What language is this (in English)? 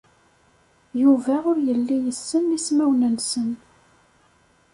Kabyle